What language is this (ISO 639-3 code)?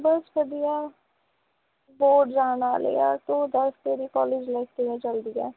pan